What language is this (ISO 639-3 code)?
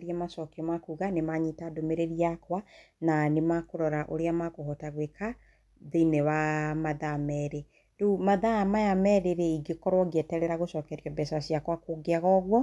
kik